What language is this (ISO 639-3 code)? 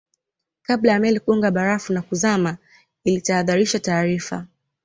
swa